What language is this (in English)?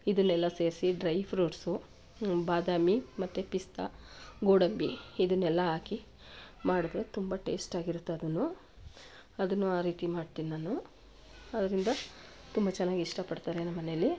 Kannada